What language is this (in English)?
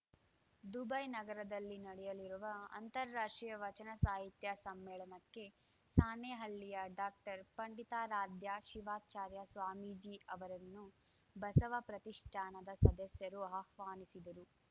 Kannada